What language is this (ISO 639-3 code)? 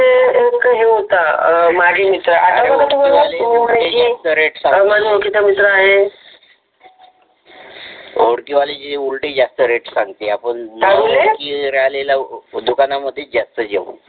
mar